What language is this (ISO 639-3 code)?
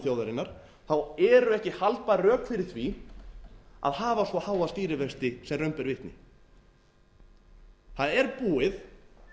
isl